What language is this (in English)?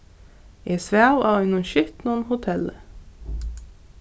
Faroese